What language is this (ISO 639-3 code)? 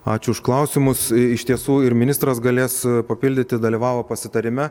lit